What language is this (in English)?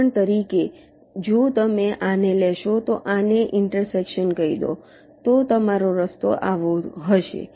Gujarati